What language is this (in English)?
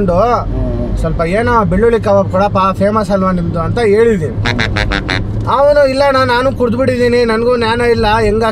Kannada